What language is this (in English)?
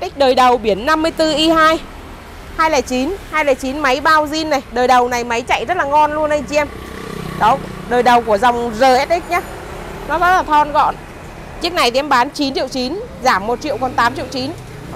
Vietnamese